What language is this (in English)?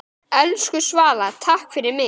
Icelandic